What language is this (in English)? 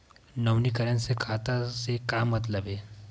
Chhattisgarhi